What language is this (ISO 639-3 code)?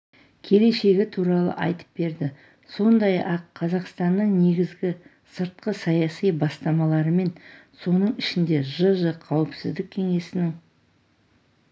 kaz